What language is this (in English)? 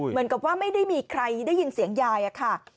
Thai